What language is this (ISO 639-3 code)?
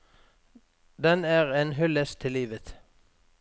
nor